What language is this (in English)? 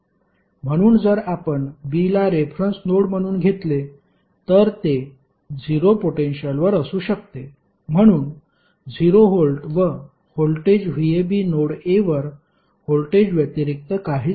Marathi